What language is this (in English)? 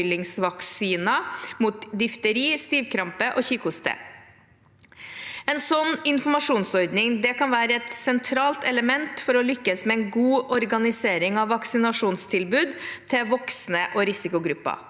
Norwegian